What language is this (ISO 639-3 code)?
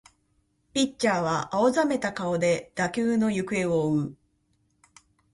jpn